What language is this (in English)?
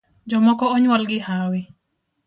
Luo (Kenya and Tanzania)